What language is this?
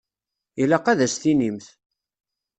Kabyle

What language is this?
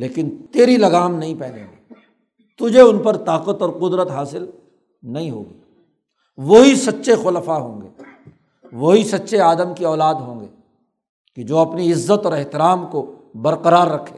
Urdu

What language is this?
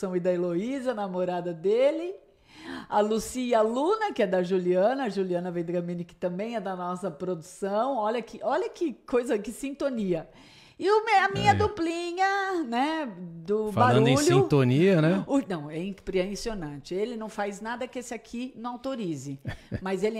Portuguese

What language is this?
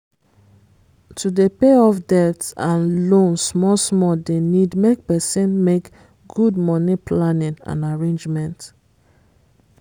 Nigerian Pidgin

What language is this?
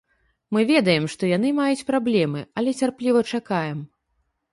Belarusian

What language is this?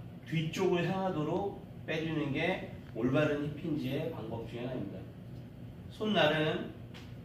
Korean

